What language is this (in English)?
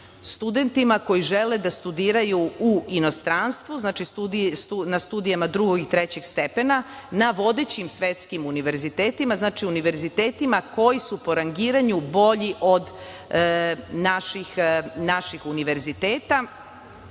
Serbian